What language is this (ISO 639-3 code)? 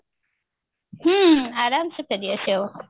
ori